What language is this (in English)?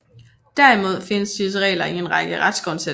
Danish